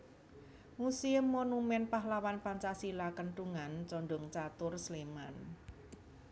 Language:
Javanese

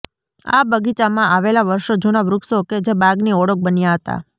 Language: Gujarati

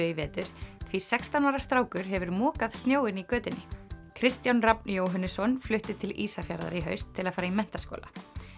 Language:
Icelandic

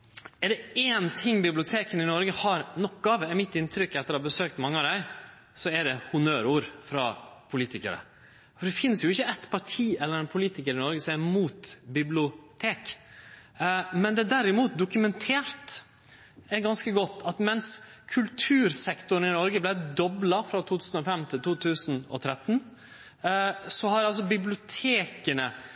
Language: Norwegian Nynorsk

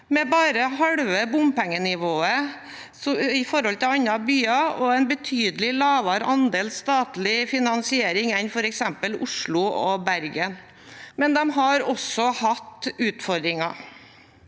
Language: Norwegian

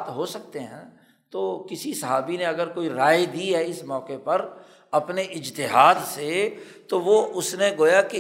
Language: Urdu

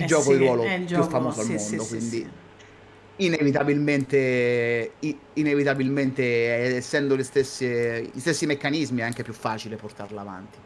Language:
Italian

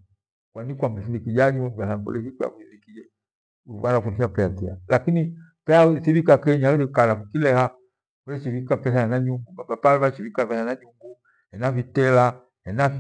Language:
Gweno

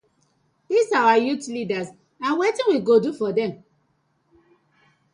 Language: Nigerian Pidgin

